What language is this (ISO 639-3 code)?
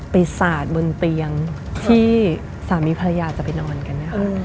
tha